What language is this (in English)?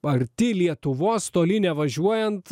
Lithuanian